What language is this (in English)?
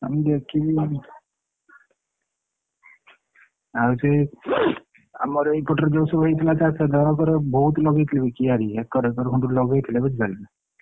Odia